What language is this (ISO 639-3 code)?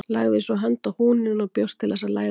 isl